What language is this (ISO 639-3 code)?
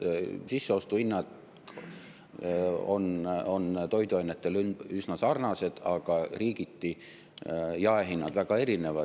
est